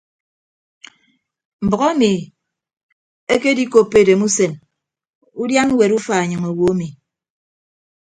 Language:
Ibibio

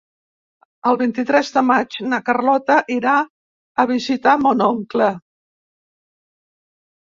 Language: Catalan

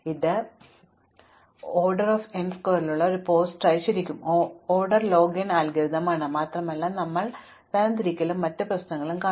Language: Malayalam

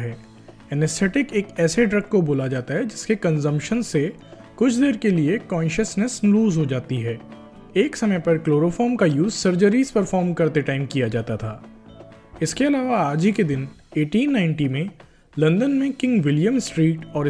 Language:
Hindi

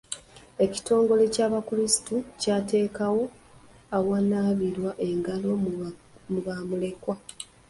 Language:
Ganda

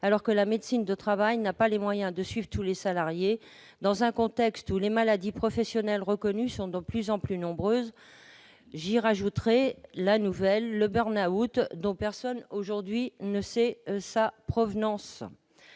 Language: French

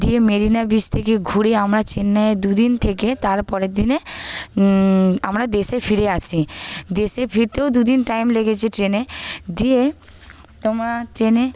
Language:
Bangla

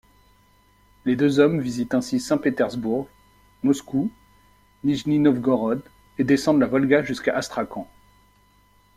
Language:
French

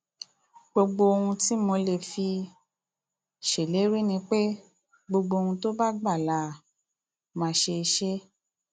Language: Yoruba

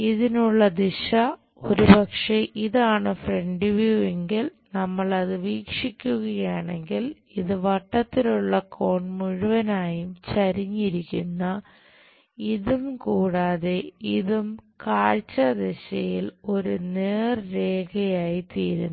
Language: Malayalam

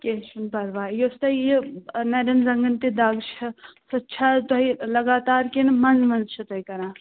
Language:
Kashmiri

